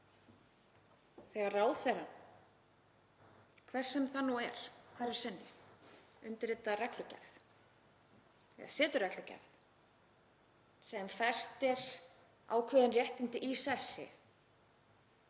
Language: Icelandic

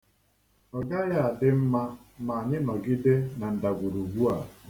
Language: Igbo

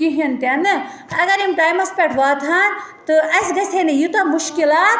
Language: Kashmiri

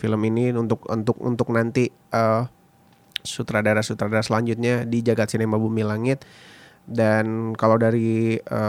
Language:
Indonesian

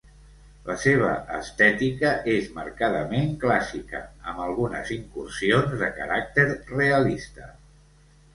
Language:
Catalan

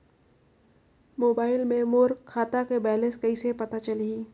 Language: Chhattisgarhi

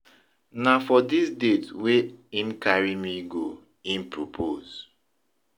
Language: Nigerian Pidgin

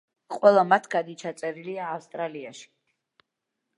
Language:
Georgian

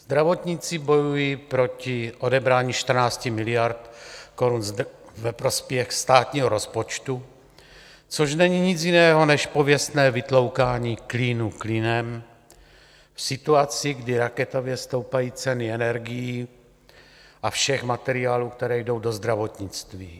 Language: Czech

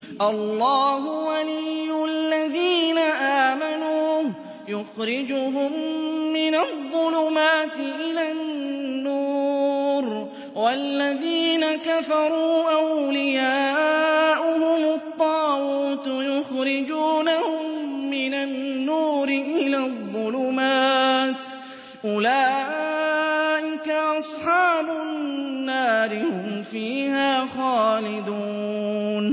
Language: Arabic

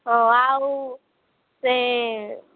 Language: Odia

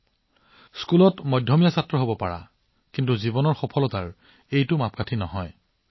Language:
Assamese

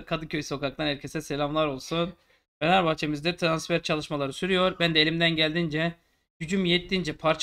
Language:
Turkish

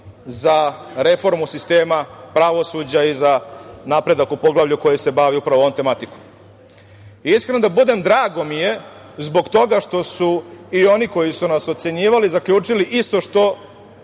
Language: Serbian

